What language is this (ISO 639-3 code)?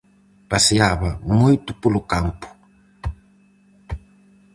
glg